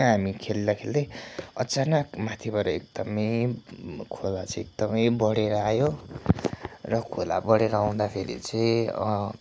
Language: Nepali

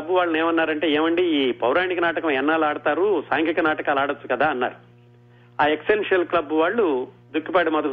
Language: Telugu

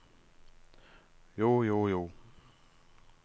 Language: Norwegian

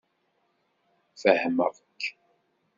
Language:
Kabyle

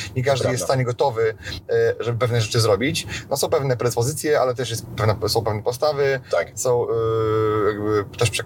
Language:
Polish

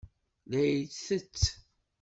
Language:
Kabyle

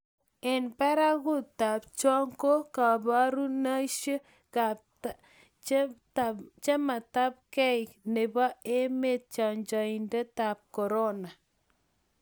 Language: Kalenjin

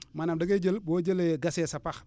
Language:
Wolof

